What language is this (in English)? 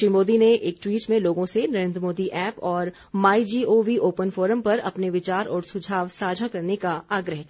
Hindi